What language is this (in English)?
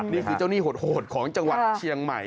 Thai